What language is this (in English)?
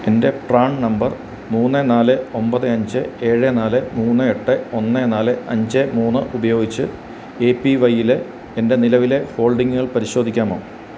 Malayalam